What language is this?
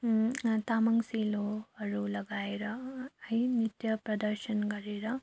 Nepali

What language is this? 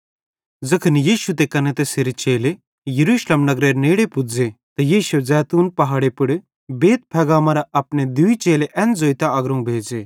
Bhadrawahi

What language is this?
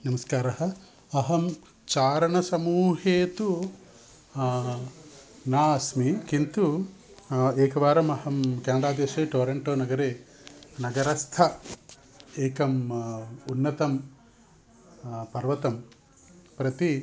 Sanskrit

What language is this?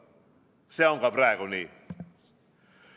Estonian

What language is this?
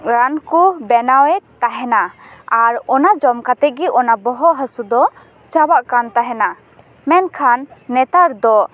Santali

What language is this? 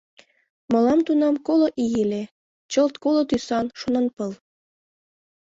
Mari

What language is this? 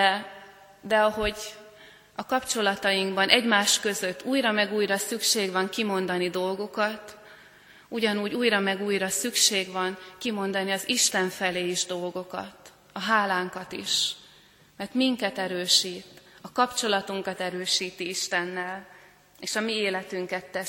Hungarian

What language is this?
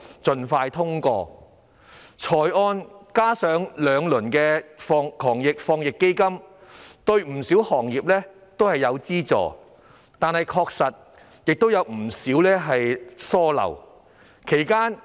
Cantonese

